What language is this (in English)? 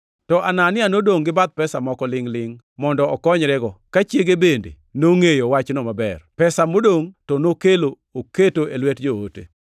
Luo (Kenya and Tanzania)